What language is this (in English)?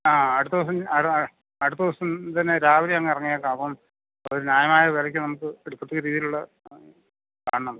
Malayalam